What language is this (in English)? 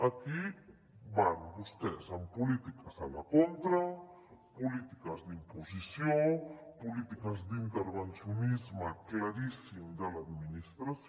Catalan